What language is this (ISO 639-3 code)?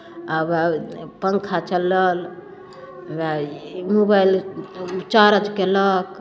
mai